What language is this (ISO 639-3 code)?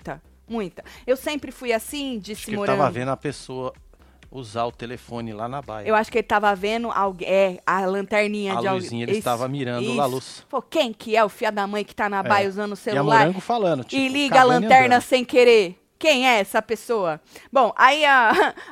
por